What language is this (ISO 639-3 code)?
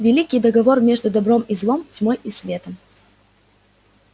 rus